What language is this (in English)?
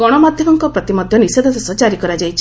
Odia